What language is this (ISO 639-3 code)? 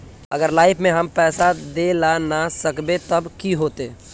mag